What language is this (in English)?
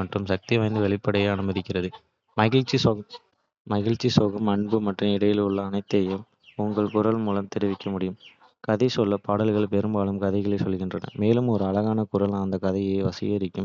Kota (India)